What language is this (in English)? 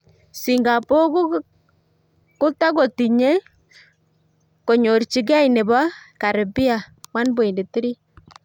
Kalenjin